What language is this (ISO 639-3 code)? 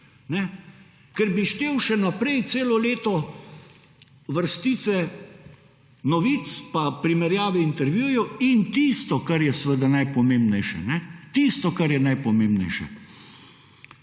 slv